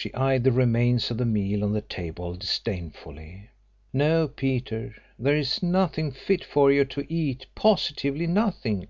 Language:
English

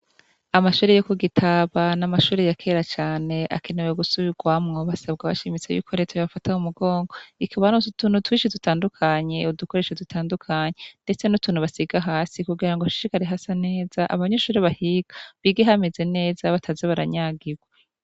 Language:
Rundi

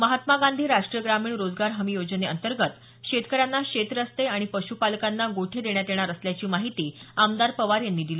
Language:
Marathi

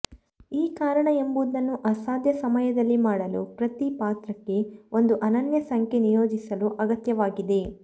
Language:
Kannada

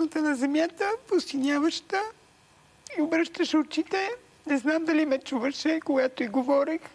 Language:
Bulgarian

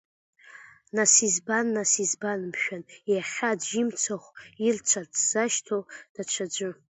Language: Abkhazian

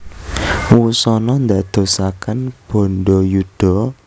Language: Javanese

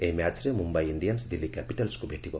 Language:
Odia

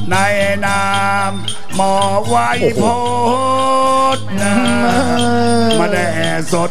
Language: Thai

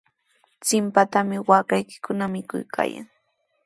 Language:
Sihuas Ancash Quechua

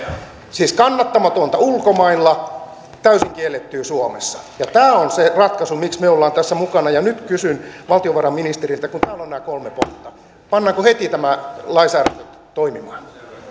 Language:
Finnish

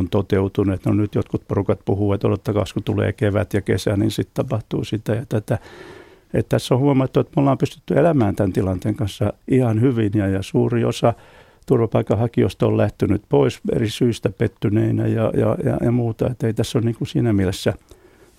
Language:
Finnish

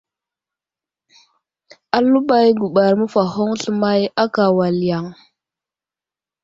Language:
Wuzlam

